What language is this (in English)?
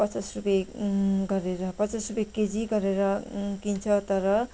Nepali